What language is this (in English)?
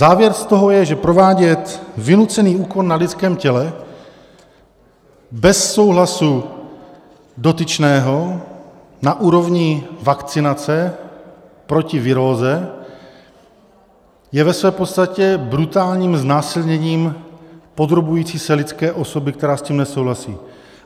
Czech